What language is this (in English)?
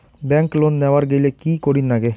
Bangla